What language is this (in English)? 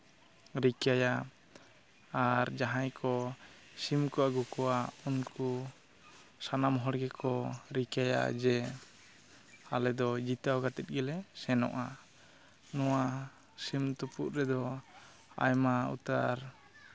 Santali